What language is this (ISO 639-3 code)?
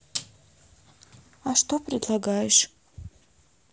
rus